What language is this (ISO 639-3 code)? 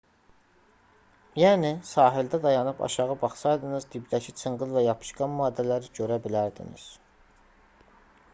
aze